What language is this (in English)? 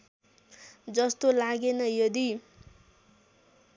Nepali